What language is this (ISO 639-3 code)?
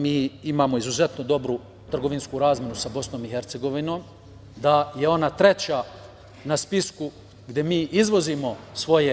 srp